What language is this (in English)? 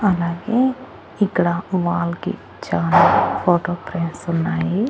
Telugu